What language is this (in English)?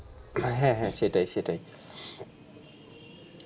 Bangla